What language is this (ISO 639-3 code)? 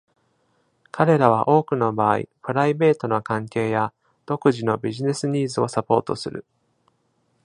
jpn